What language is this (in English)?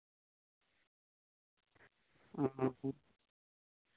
Santali